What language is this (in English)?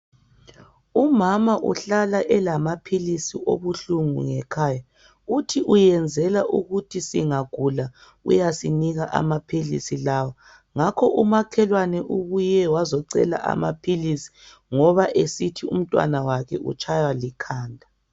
North Ndebele